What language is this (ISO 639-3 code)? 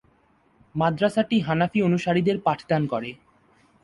ben